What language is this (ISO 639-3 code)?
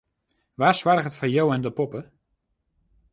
fry